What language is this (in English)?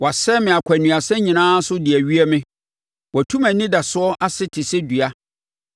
Akan